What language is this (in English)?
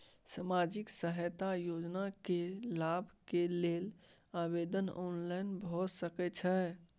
Maithili